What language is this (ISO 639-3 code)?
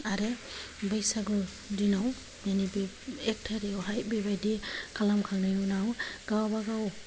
brx